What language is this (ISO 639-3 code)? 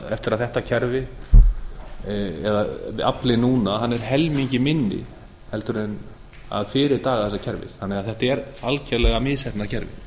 isl